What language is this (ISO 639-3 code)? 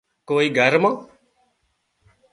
kxp